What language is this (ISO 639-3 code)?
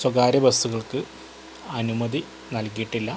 mal